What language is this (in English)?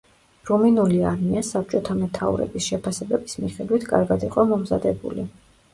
Georgian